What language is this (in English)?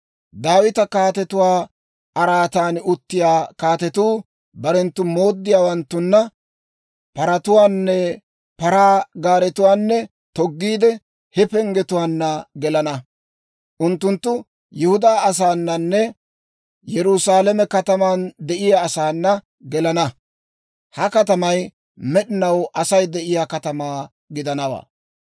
Dawro